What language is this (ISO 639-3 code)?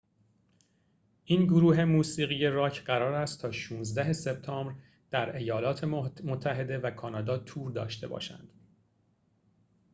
fas